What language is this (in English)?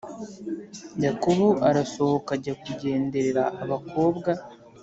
Kinyarwanda